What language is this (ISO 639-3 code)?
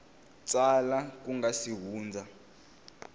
tso